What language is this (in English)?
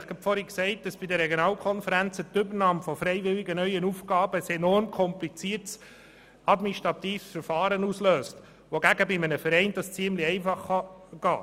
Swiss German